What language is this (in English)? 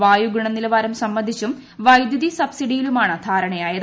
Malayalam